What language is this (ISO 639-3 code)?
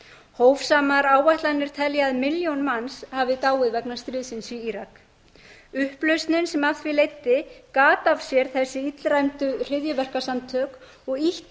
isl